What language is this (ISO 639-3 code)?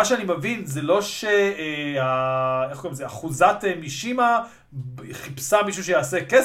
heb